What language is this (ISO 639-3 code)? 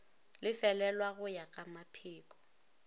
nso